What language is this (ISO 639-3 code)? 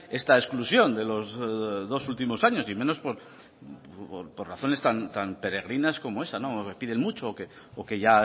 spa